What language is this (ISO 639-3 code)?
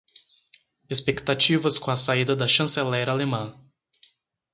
por